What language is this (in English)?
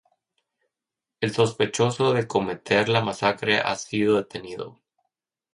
Spanish